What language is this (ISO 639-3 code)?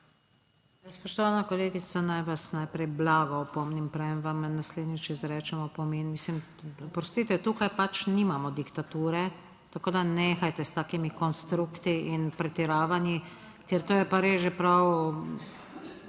slv